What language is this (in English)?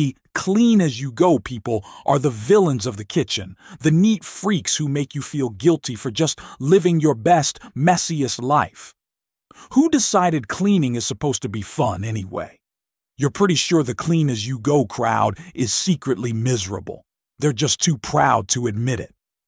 English